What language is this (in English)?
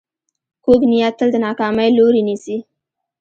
Pashto